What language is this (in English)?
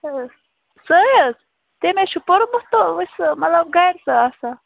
Kashmiri